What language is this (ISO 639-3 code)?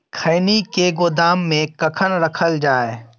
mai